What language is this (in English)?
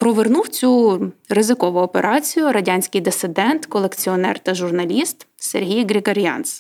Ukrainian